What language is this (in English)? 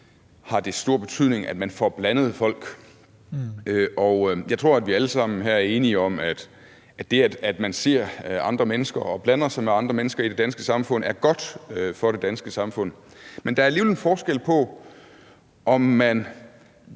Danish